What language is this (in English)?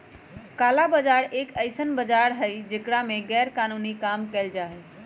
Magahi